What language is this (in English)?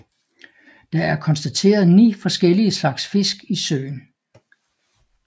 Danish